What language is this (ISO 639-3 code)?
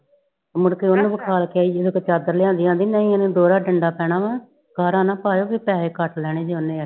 pan